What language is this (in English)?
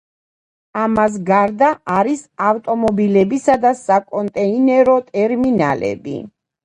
Georgian